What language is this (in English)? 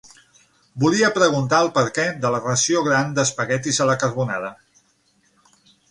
Catalan